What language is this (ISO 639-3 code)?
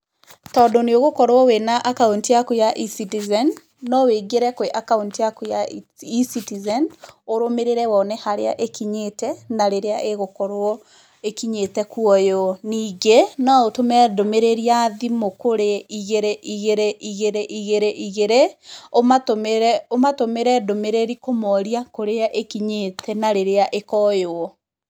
kik